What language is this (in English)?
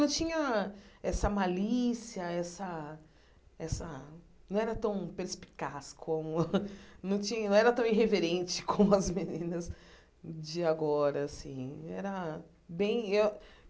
Portuguese